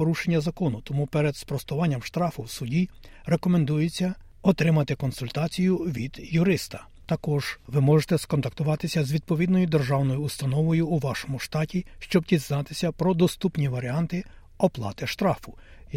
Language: Ukrainian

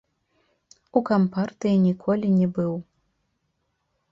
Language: Belarusian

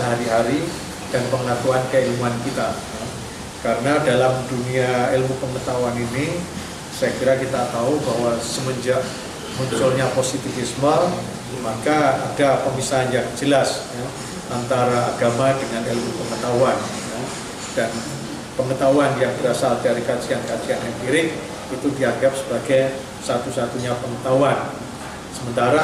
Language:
Indonesian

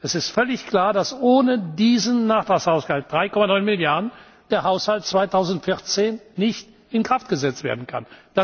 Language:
German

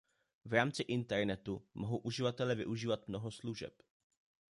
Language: Czech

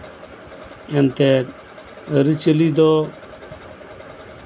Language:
Santali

